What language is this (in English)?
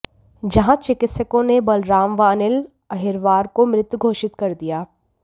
Hindi